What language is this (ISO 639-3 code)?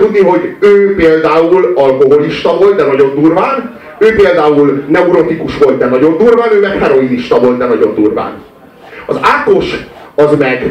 hun